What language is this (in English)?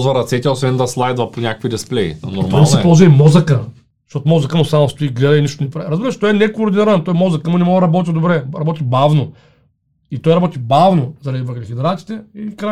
Bulgarian